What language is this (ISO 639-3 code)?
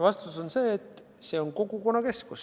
est